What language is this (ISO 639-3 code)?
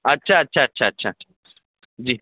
urd